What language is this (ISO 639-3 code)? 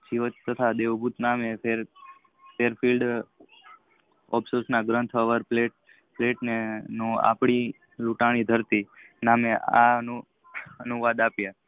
guj